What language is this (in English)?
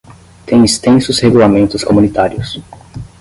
Portuguese